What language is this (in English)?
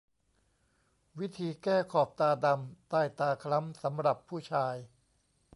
Thai